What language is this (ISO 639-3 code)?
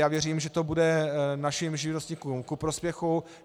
ces